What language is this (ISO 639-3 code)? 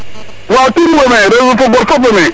srr